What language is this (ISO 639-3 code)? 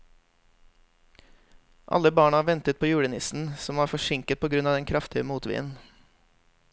nor